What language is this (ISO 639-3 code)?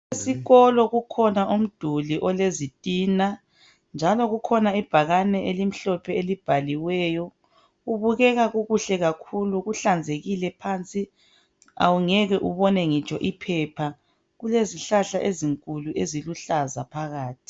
nde